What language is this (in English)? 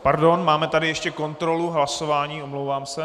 Czech